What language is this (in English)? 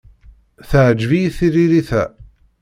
Kabyle